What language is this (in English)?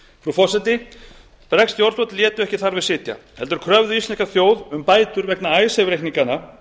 Icelandic